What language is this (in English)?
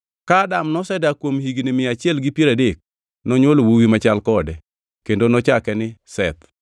Luo (Kenya and Tanzania)